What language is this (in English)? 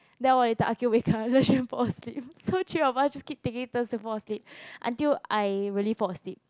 English